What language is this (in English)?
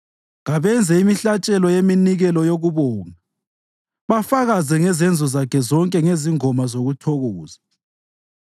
North Ndebele